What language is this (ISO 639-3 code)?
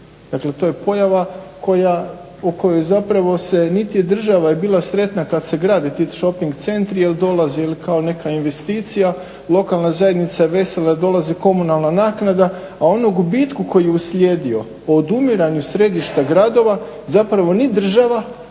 hrv